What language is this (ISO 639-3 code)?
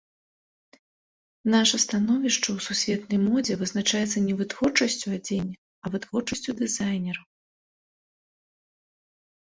bel